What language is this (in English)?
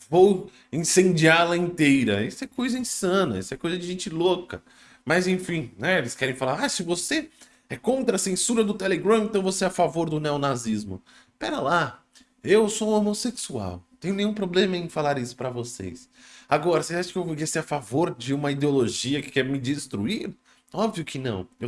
Portuguese